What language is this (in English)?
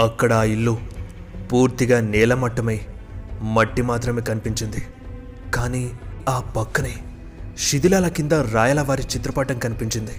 Telugu